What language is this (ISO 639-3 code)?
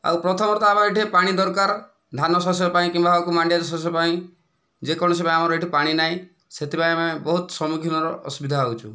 ori